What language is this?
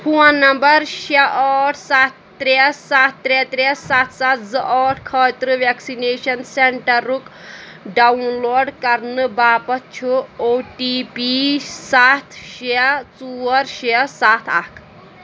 Kashmiri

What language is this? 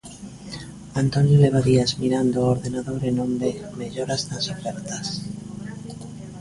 Galician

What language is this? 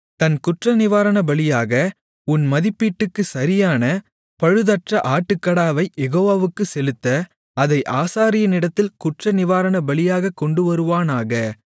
Tamil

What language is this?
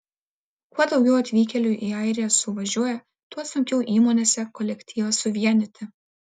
Lithuanian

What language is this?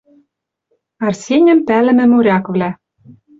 Western Mari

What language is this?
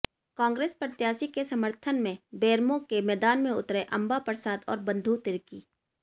Hindi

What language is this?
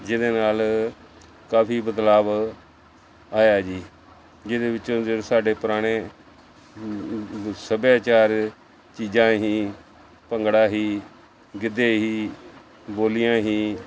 Punjabi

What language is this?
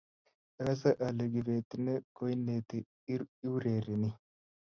Kalenjin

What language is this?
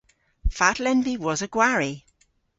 Cornish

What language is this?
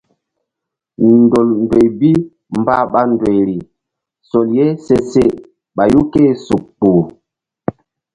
Mbum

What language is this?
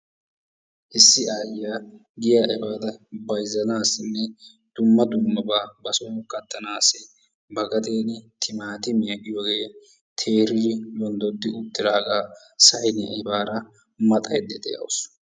Wolaytta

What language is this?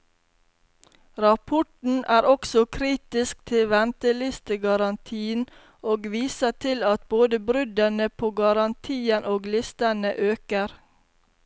Norwegian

